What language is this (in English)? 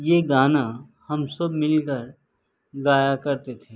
Urdu